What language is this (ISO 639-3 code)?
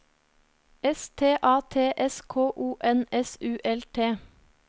nor